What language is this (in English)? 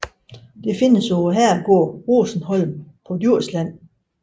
Danish